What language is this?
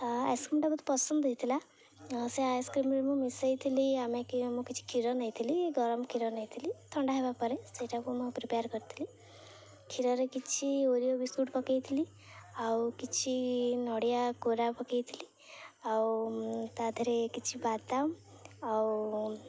Odia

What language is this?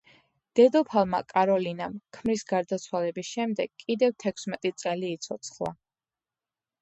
Georgian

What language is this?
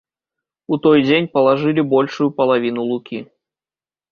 Belarusian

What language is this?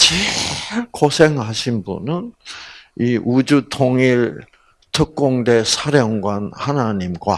Korean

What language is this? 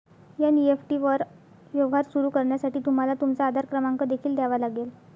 Marathi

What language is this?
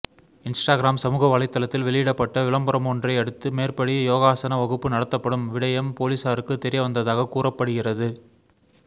Tamil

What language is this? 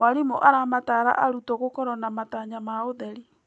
Kikuyu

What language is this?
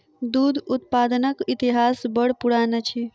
Maithili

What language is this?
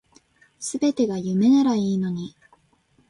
Japanese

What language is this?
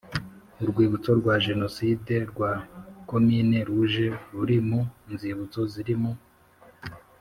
Kinyarwanda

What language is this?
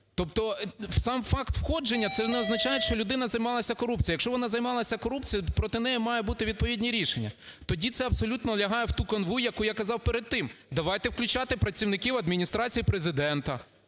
Ukrainian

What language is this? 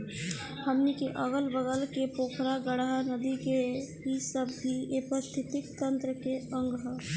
Bhojpuri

